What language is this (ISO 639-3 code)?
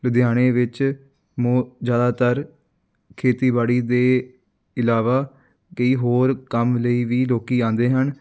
pan